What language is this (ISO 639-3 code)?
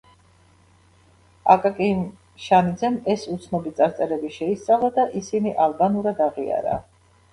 kat